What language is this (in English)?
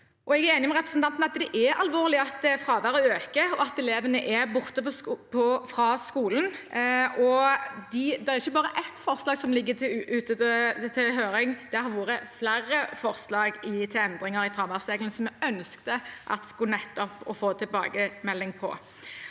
Norwegian